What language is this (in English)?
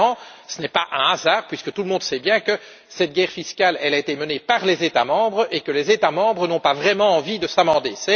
French